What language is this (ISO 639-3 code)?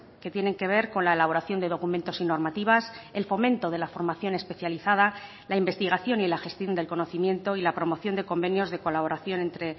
spa